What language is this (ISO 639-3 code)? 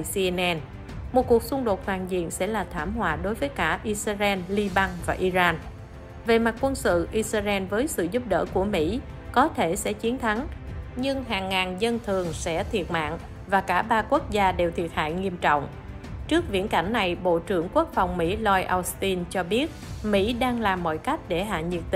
vie